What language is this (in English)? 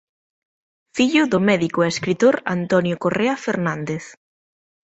Galician